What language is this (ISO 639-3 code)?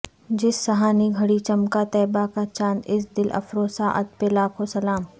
urd